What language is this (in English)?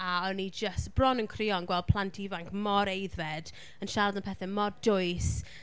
Welsh